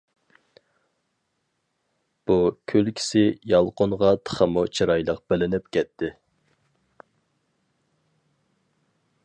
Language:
Uyghur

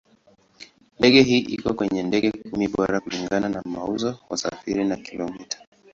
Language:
Swahili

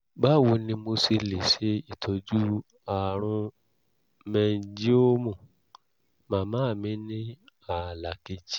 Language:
Yoruba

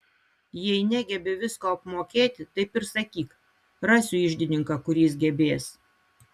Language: Lithuanian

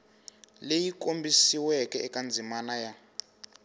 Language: Tsonga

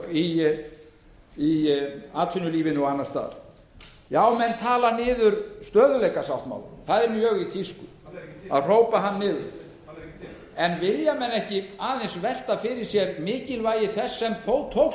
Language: Icelandic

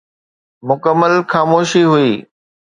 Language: Sindhi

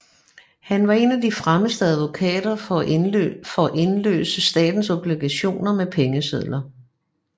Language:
Danish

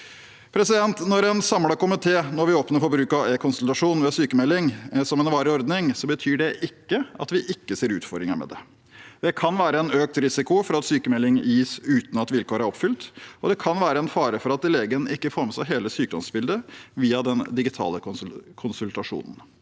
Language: Norwegian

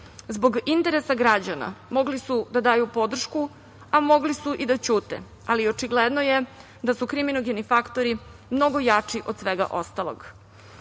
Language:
Serbian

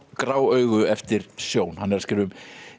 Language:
Icelandic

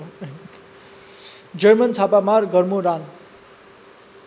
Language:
Nepali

